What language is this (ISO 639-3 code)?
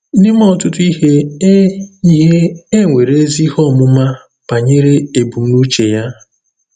ibo